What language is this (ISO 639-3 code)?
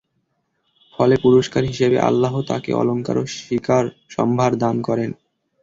ben